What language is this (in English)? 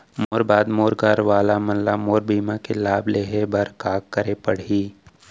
Chhattisgarhi